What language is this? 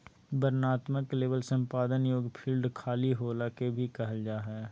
Magahi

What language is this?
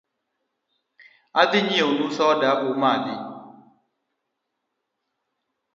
Luo (Kenya and Tanzania)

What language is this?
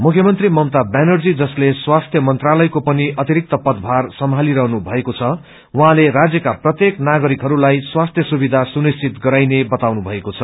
Nepali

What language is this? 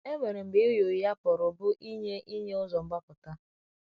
Igbo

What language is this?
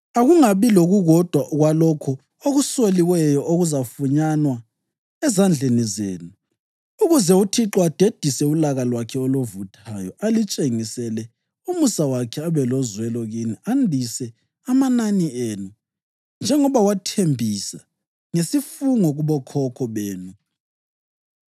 North Ndebele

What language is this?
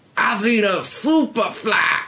English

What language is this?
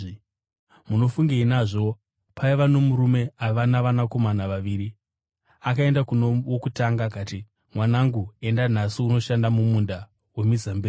Shona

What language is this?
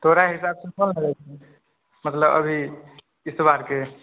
Maithili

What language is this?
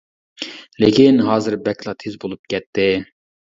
Uyghur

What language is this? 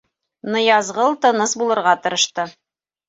Bashkir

